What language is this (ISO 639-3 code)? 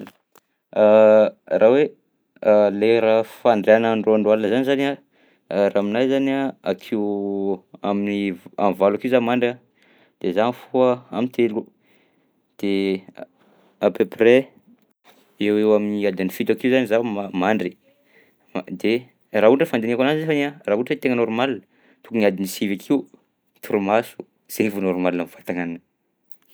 bzc